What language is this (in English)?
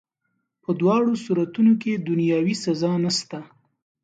Pashto